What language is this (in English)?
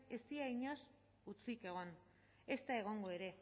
Basque